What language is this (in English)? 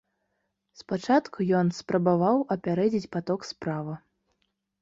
Belarusian